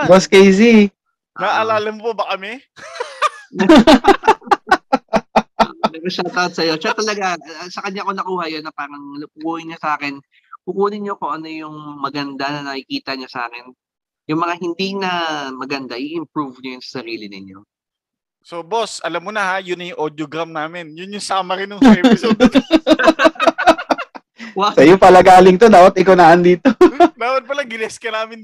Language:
Filipino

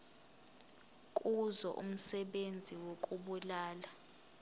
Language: Zulu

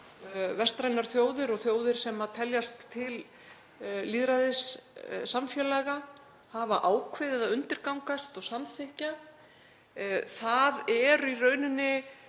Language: Icelandic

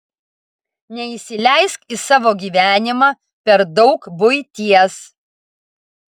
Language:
Lithuanian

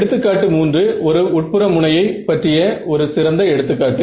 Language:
Tamil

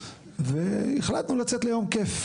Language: Hebrew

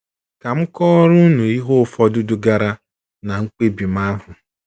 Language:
Igbo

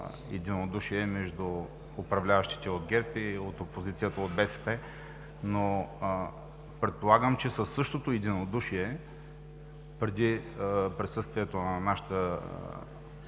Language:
Bulgarian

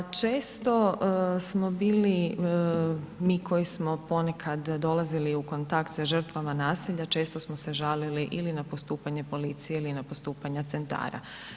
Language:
Croatian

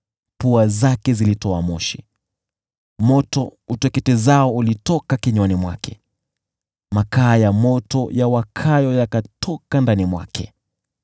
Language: Swahili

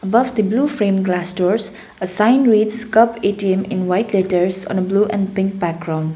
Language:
English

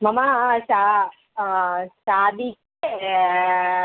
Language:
Sanskrit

